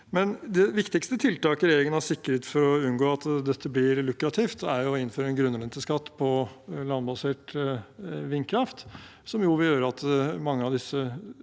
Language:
Norwegian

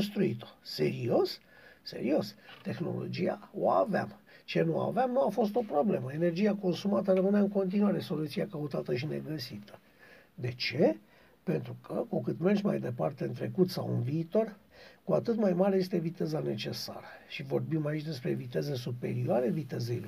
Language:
Romanian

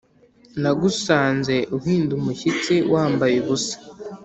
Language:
Kinyarwanda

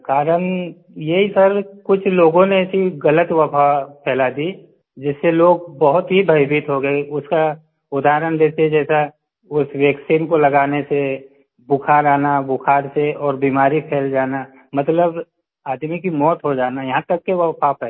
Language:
Hindi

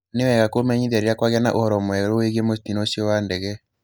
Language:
Kikuyu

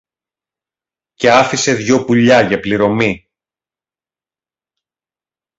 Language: Greek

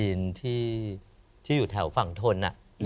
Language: Thai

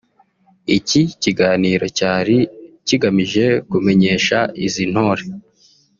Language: Kinyarwanda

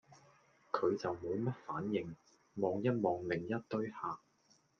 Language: Cantonese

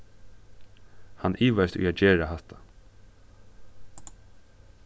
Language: Faroese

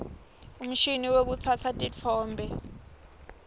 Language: Swati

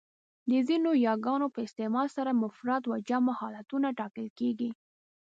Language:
Pashto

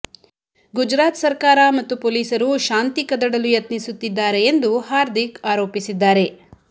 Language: Kannada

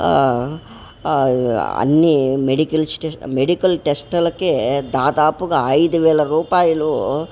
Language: Telugu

